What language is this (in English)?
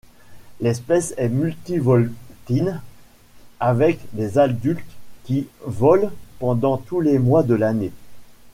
French